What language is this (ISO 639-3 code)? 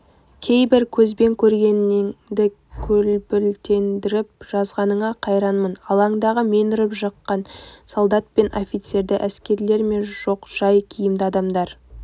kaz